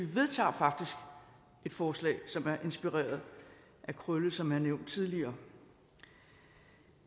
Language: Danish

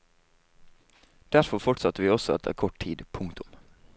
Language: Norwegian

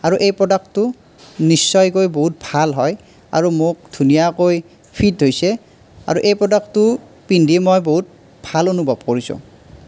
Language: Assamese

